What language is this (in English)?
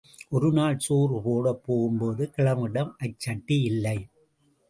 Tamil